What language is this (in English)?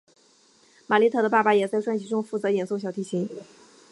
Chinese